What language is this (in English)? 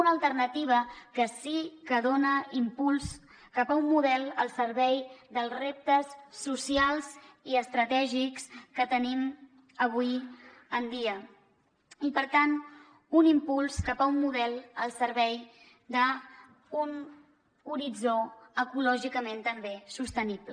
Catalan